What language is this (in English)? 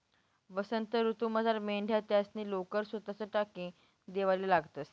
Marathi